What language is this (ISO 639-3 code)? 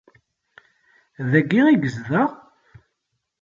kab